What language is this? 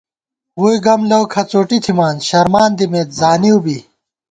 Gawar-Bati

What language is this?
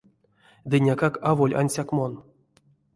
Erzya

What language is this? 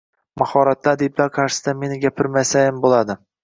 Uzbek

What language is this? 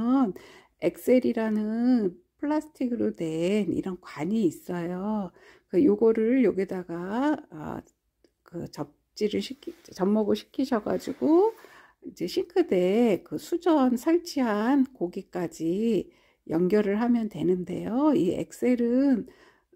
Korean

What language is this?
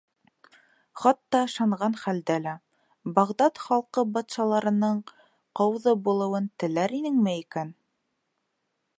Bashkir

